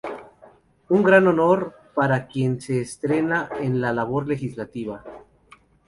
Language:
Spanish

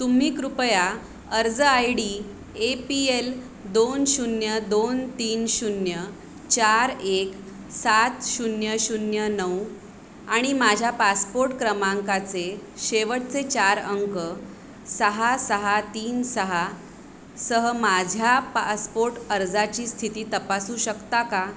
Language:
Marathi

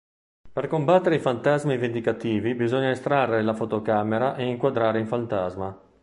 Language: Italian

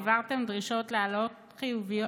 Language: Hebrew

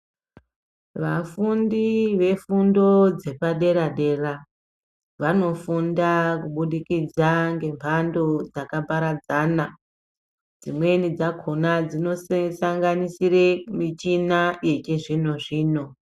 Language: Ndau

